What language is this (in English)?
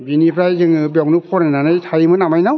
Bodo